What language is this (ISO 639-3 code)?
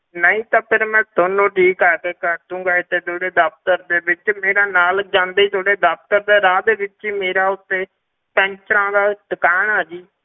pan